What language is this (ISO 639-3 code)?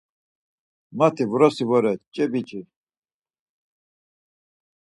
lzz